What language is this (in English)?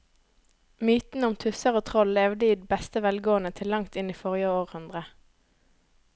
Norwegian